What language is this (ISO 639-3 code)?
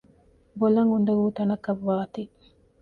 div